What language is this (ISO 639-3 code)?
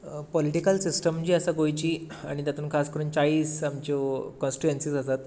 kok